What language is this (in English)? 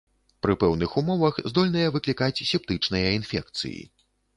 Belarusian